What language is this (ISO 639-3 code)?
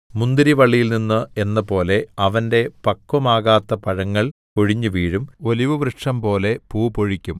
mal